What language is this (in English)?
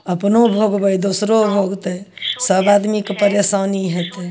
Maithili